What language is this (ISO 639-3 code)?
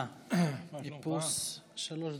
heb